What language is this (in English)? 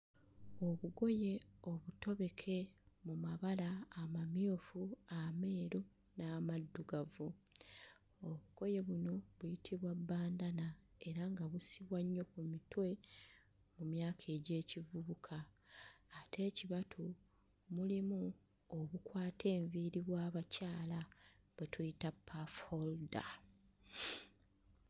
Ganda